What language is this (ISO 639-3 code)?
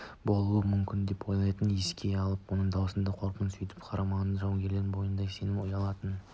kaz